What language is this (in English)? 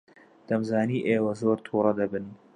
Central Kurdish